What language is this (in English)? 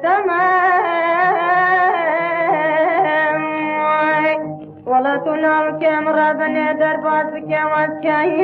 Arabic